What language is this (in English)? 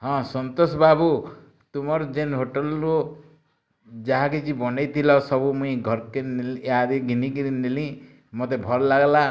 Odia